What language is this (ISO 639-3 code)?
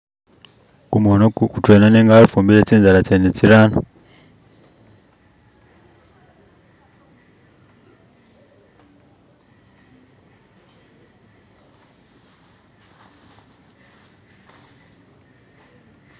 myx